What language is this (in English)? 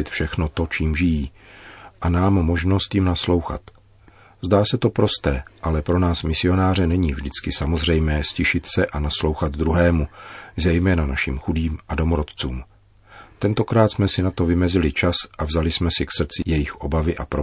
Czech